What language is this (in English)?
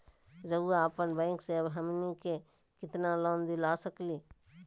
Magahi